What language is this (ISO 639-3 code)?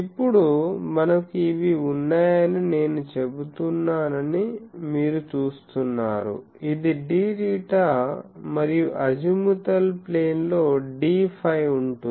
tel